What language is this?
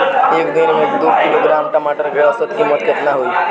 Bhojpuri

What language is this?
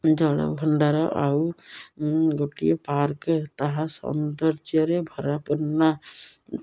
Odia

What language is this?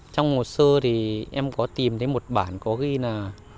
Vietnamese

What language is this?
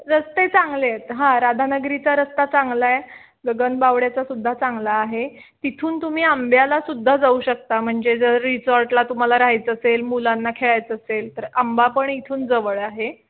Marathi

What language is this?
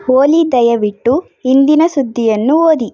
Kannada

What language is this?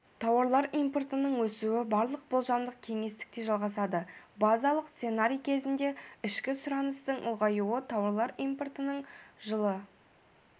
Kazakh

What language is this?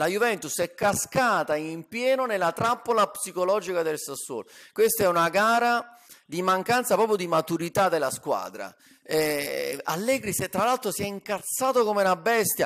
Italian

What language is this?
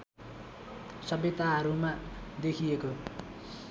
Nepali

